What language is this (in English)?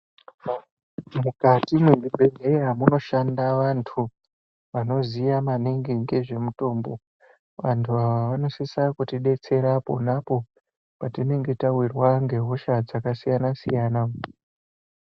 Ndau